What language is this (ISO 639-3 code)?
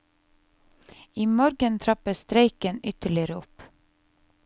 nor